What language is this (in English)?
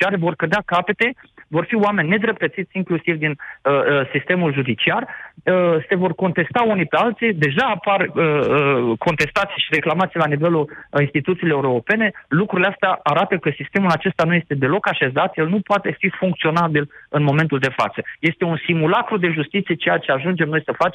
Romanian